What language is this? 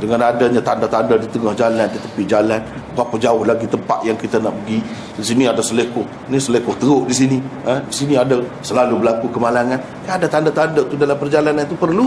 Malay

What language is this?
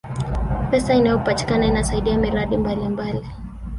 Swahili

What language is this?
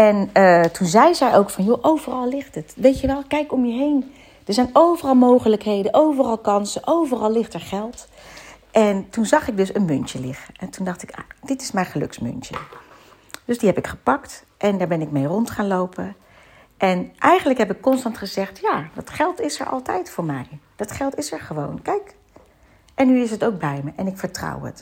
Dutch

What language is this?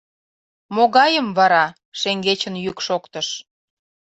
Mari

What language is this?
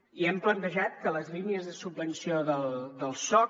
Catalan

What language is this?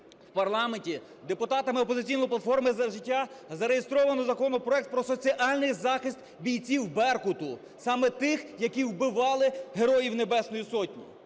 Ukrainian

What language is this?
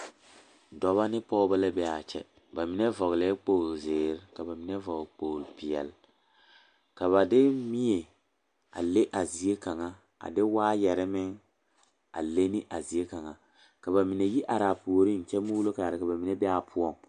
Southern Dagaare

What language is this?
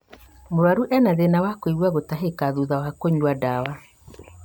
Kikuyu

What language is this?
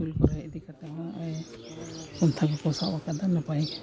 Santali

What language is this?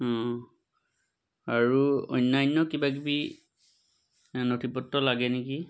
Assamese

